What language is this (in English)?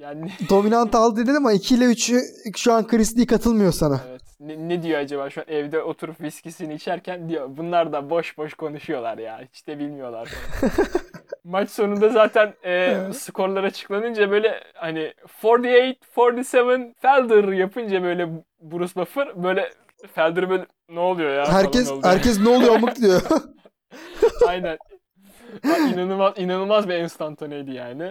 Turkish